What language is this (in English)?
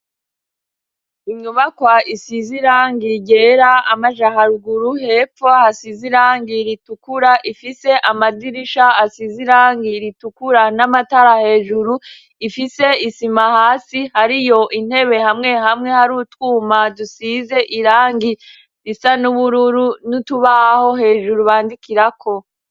Rundi